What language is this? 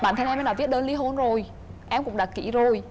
Vietnamese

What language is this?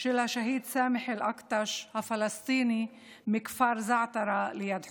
Hebrew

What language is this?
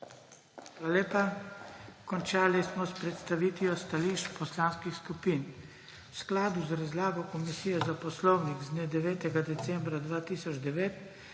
Slovenian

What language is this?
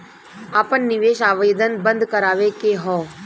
Bhojpuri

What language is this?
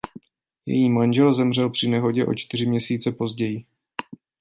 Czech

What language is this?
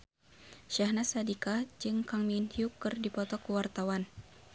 Sundanese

